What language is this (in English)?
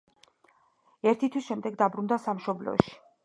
Georgian